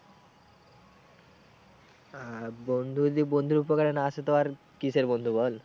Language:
Bangla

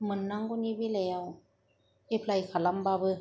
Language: Bodo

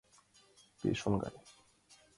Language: Mari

